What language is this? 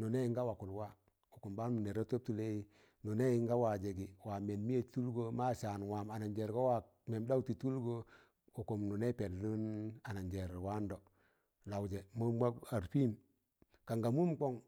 Tangale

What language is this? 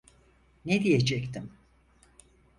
Turkish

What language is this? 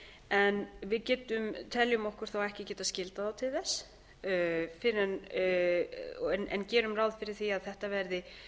Icelandic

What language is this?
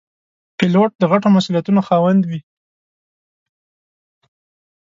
Pashto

